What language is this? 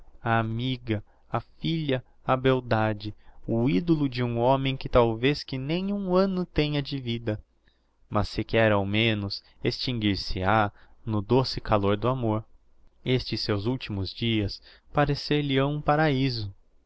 Portuguese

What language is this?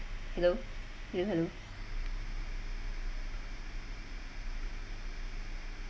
English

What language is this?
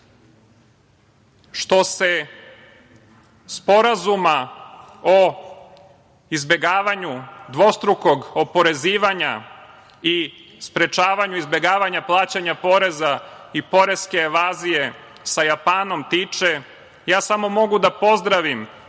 Serbian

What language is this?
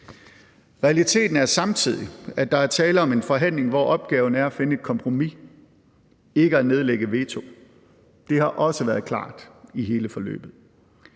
Danish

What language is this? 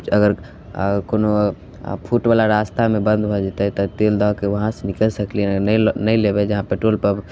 Maithili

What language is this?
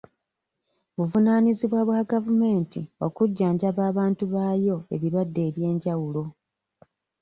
Ganda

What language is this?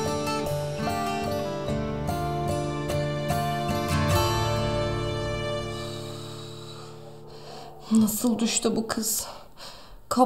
Turkish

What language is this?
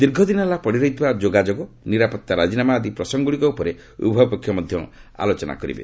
Odia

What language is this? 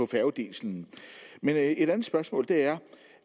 Danish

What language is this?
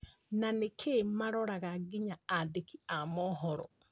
Kikuyu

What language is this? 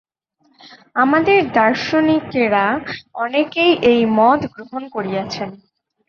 Bangla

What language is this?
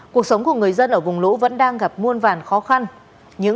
Vietnamese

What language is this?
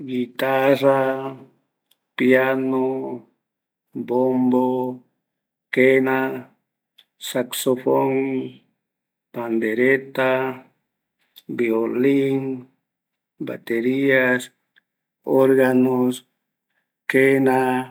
Eastern Bolivian Guaraní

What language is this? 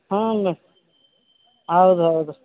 Kannada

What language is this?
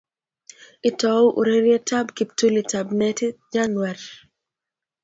Kalenjin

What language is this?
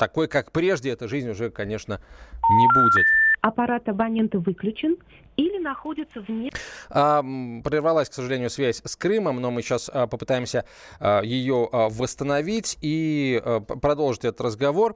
Russian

